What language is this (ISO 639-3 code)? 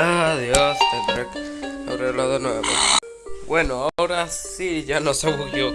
spa